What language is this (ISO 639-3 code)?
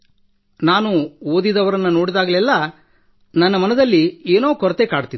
kan